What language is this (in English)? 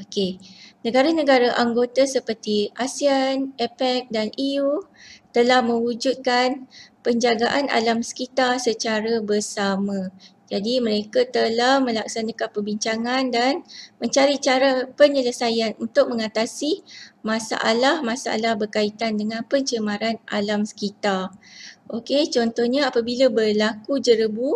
Malay